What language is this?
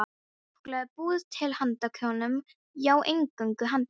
Icelandic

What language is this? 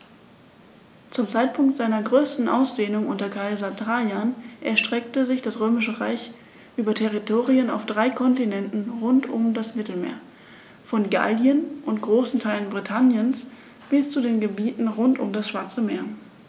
German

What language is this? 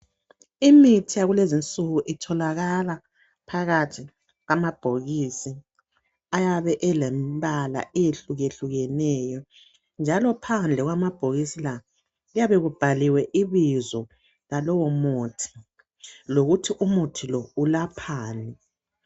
North Ndebele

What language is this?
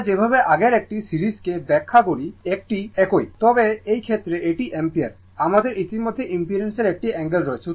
Bangla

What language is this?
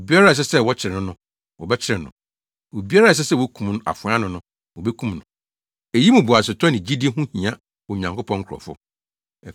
Akan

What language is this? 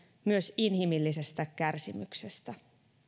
Finnish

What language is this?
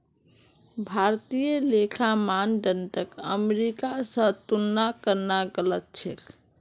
Magahi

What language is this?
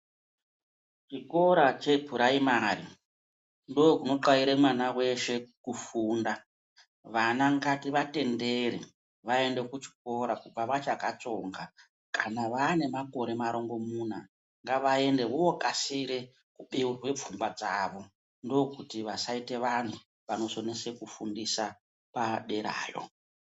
Ndau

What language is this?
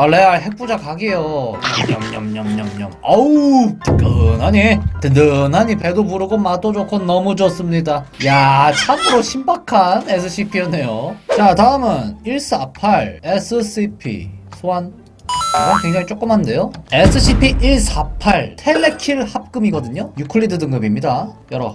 Korean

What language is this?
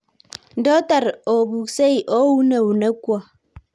Kalenjin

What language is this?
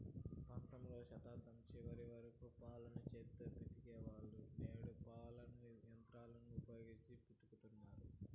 Telugu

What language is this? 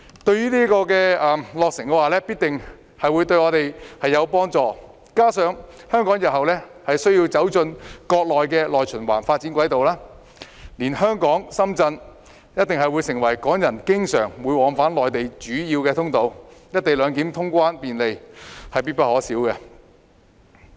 Cantonese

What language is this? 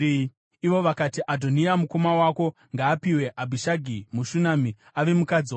Shona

